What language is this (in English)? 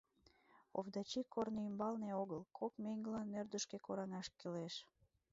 Mari